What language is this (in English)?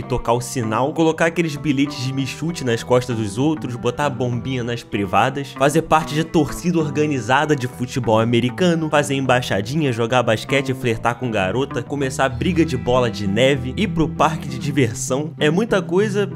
Portuguese